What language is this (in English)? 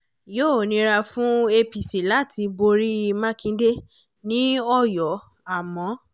Yoruba